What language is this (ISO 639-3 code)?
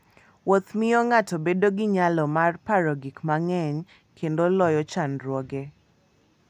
luo